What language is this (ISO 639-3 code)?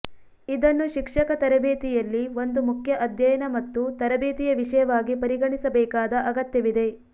kan